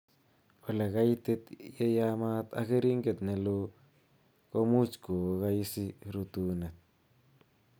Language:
Kalenjin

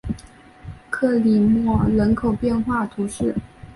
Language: Chinese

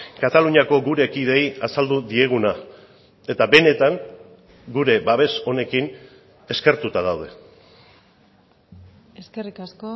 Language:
Basque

